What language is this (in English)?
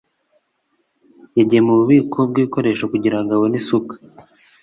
Kinyarwanda